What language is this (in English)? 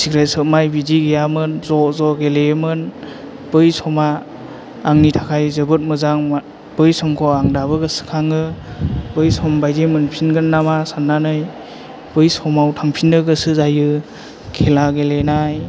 Bodo